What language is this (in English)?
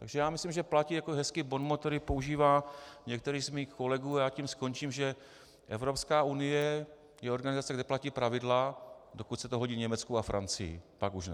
Czech